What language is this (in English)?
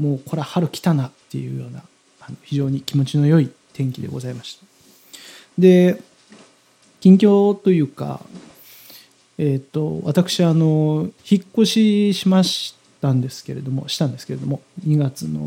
Japanese